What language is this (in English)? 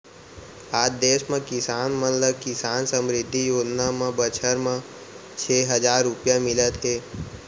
Chhattisgarhi